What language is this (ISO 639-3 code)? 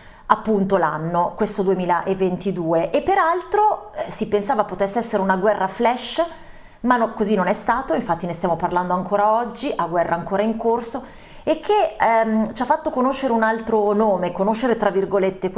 ita